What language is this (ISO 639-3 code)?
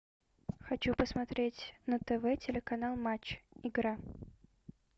rus